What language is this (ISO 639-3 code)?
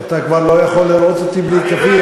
heb